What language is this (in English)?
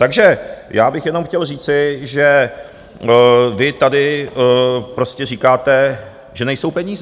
Czech